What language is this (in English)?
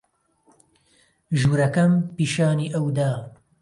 Central Kurdish